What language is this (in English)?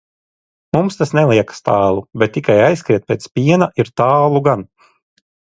Latvian